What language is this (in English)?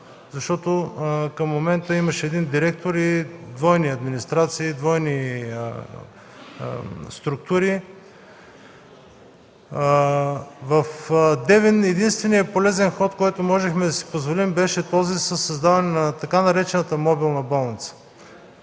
Bulgarian